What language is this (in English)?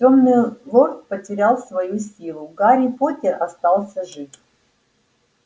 Russian